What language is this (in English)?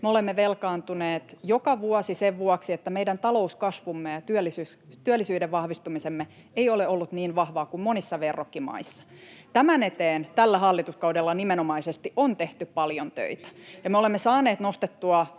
Finnish